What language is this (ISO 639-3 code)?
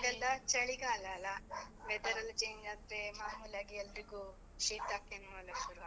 kan